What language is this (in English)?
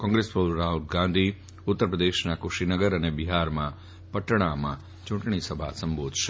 Gujarati